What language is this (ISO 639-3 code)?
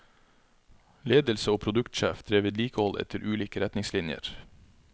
nor